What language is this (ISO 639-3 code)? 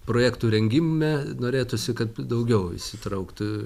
lit